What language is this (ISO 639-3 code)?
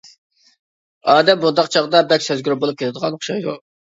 uig